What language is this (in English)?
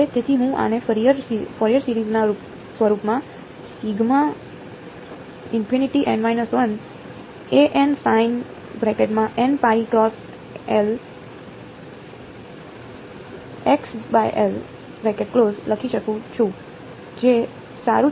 Gujarati